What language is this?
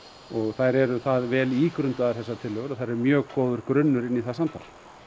Icelandic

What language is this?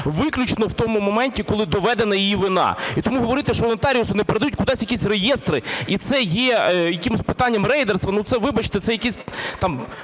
Ukrainian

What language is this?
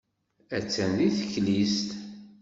Kabyle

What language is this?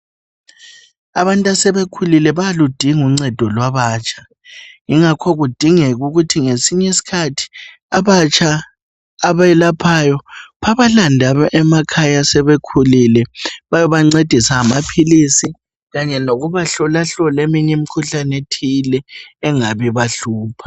North Ndebele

